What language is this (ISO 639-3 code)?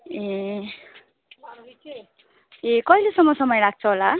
nep